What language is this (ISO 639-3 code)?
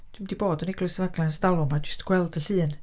cym